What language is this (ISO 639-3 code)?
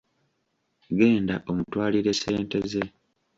lug